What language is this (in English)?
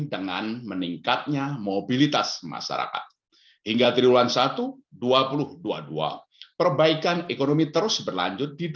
Indonesian